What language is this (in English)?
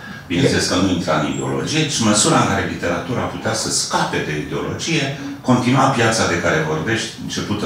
Romanian